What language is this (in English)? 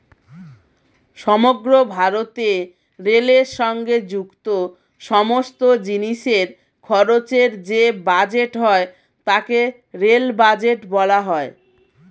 Bangla